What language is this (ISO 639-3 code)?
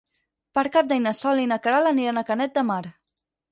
cat